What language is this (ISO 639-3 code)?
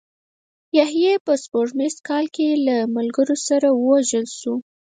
pus